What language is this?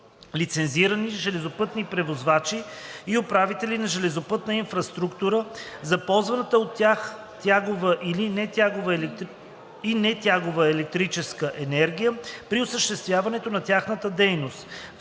Bulgarian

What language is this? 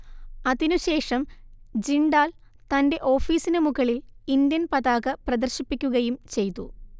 Malayalam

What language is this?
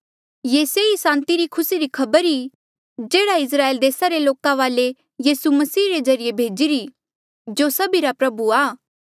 Mandeali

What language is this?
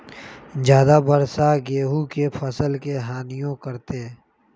Magahi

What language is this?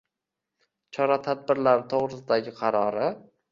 Uzbek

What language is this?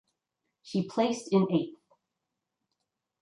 English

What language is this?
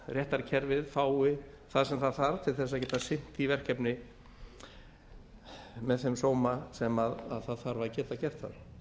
Icelandic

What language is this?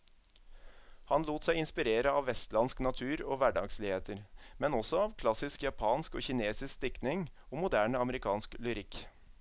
Norwegian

